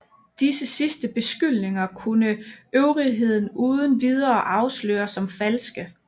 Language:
Danish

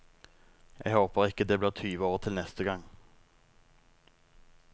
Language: Norwegian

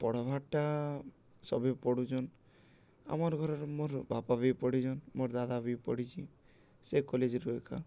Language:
Odia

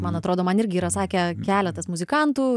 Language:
Lithuanian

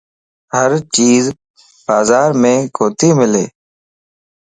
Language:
Lasi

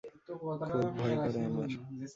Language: Bangla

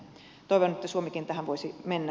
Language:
Finnish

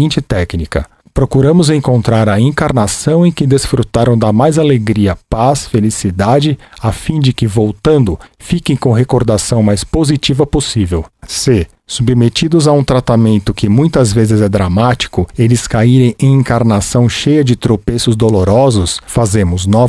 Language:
Portuguese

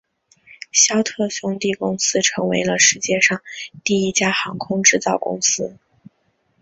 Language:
Chinese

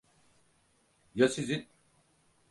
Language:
Turkish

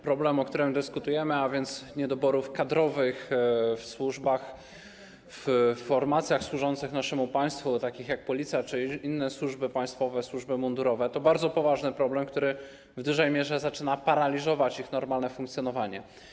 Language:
Polish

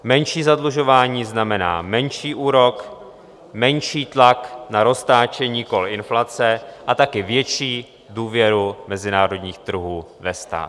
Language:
Czech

